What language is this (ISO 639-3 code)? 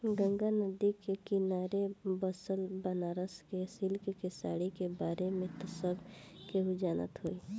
bho